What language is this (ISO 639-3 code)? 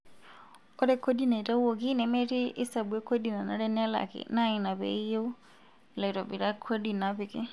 mas